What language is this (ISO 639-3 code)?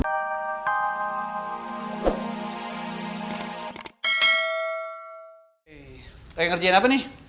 ind